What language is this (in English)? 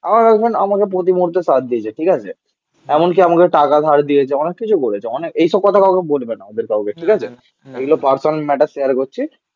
Bangla